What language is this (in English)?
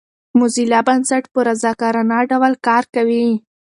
Pashto